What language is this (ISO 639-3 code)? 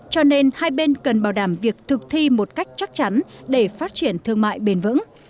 vie